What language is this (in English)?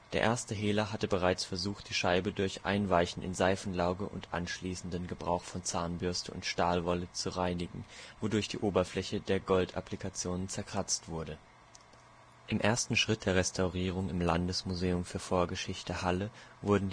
German